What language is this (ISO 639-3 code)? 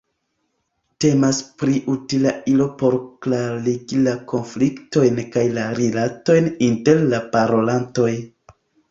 epo